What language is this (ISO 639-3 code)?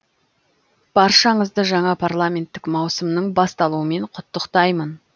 kaz